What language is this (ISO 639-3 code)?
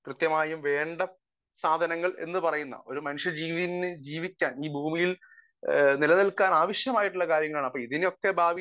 mal